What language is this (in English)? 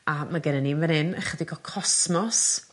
Welsh